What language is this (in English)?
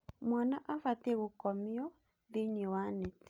Kikuyu